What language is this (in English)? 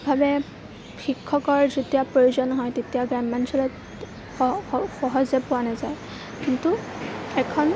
Assamese